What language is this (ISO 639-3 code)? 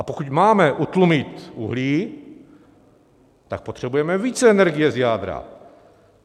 ces